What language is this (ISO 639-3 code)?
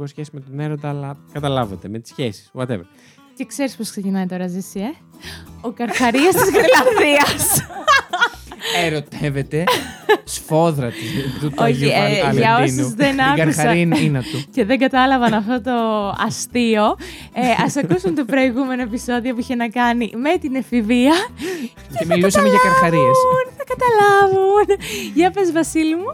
ell